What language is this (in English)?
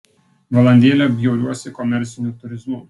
Lithuanian